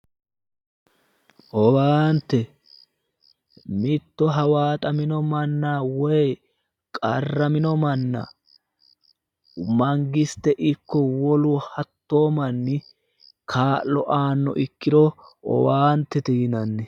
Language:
Sidamo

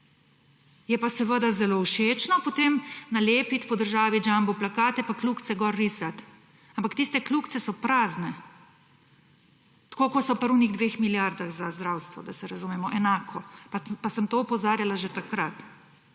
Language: Slovenian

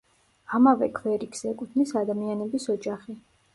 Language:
Georgian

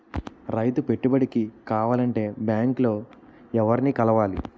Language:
Telugu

